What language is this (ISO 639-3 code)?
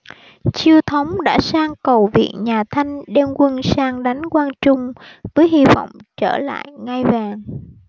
vie